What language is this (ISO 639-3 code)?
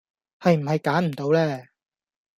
yue